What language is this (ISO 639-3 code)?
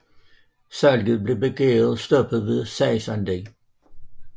dan